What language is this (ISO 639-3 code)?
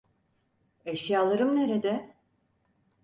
tur